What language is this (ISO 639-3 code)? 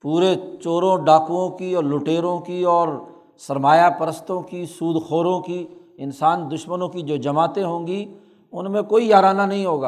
urd